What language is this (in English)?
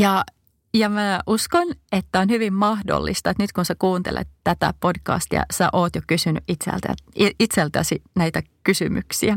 Finnish